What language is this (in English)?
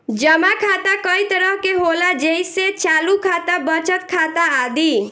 Bhojpuri